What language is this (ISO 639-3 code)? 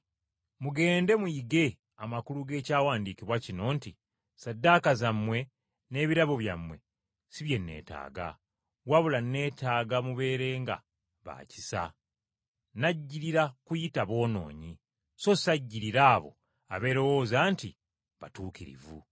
lug